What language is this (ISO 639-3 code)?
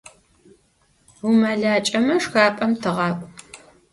ady